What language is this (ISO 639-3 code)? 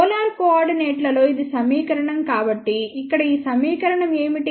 tel